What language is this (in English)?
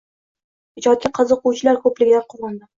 Uzbek